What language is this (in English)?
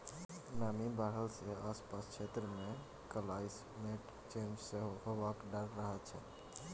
Maithili